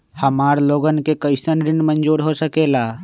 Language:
Magahi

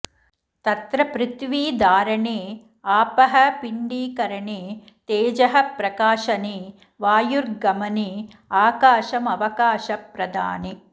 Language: Sanskrit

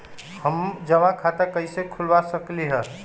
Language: Magahi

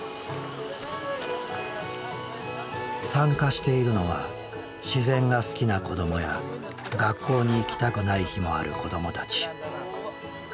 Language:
Japanese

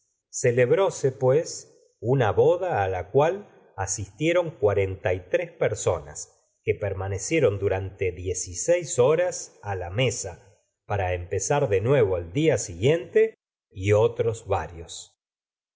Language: Spanish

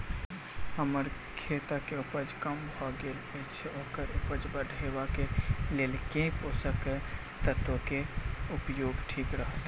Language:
Maithili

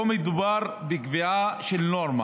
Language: Hebrew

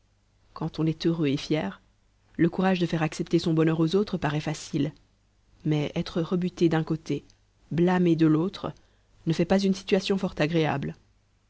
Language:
French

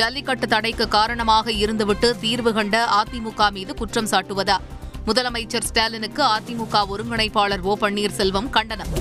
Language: Tamil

